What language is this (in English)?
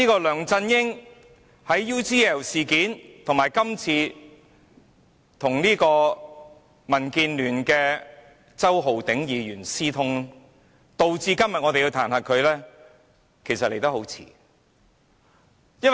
Cantonese